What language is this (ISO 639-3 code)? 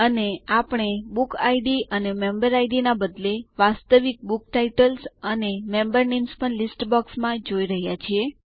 guj